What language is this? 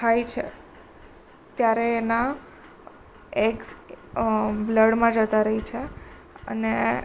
Gujarati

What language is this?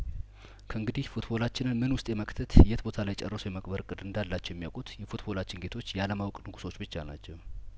Amharic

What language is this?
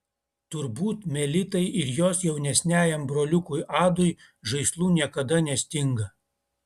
Lithuanian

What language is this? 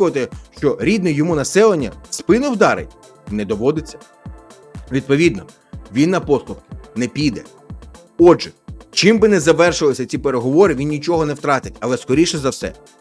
Ukrainian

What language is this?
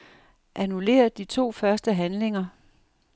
Danish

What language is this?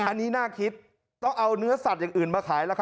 Thai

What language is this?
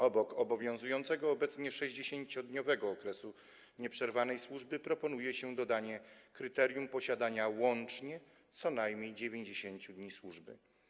Polish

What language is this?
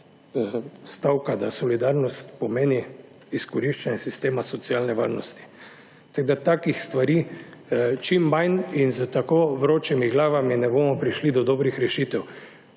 Slovenian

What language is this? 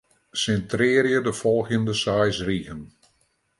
Western Frisian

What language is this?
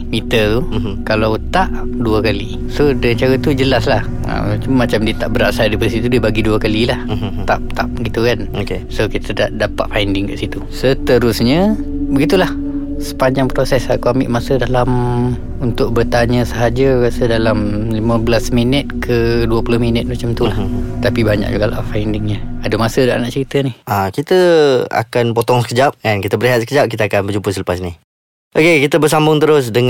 Malay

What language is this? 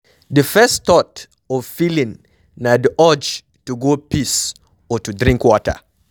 Nigerian Pidgin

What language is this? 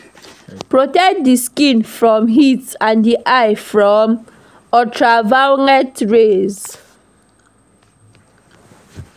Nigerian Pidgin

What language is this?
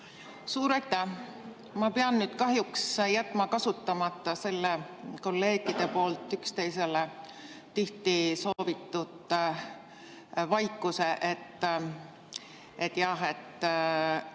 Estonian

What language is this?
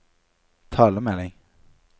Norwegian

